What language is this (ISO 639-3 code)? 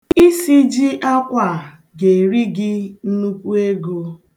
ibo